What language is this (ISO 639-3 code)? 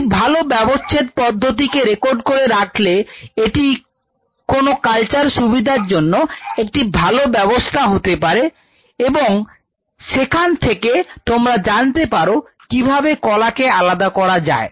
ben